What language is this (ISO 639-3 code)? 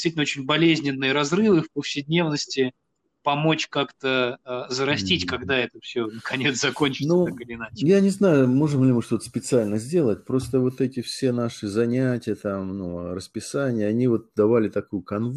rus